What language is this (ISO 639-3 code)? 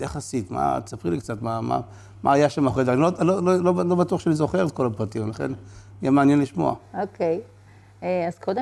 heb